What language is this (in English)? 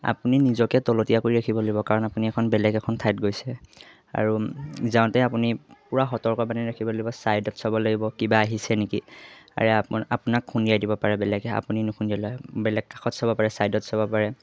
Assamese